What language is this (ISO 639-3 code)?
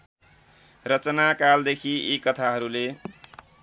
nep